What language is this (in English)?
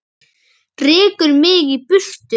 Icelandic